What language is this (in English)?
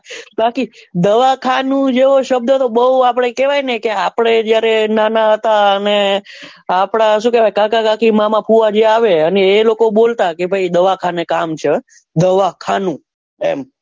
Gujarati